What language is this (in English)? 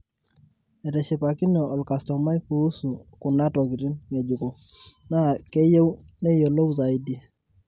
Masai